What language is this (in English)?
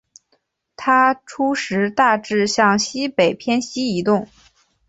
Chinese